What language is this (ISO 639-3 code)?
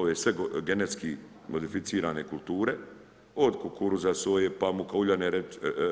hrv